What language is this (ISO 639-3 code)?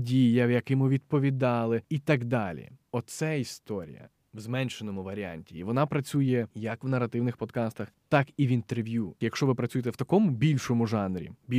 ukr